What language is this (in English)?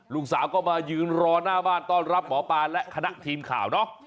Thai